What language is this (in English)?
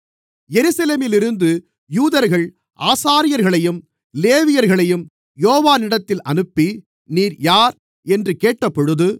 Tamil